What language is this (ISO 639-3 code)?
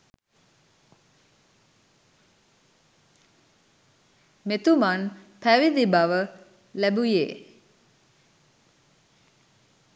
sin